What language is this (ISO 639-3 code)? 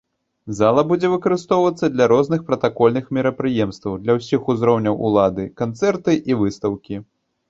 bel